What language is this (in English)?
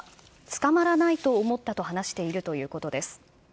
Japanese